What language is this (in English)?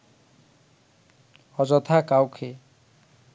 Bangla